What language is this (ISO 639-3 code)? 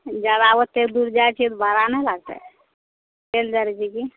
mai